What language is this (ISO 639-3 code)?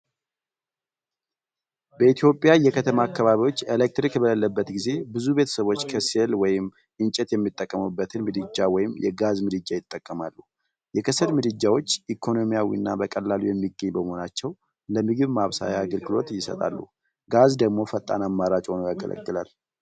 amh